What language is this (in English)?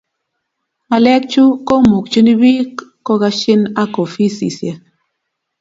Kalenjin